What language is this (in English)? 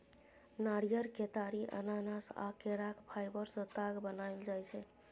Maithili